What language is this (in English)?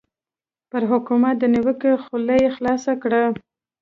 Pashto